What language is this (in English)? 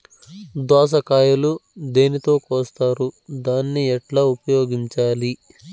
Telugu